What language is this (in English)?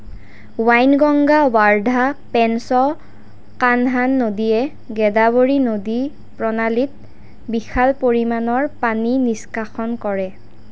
Assamese